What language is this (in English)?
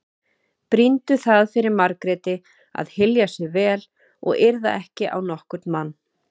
Icelandic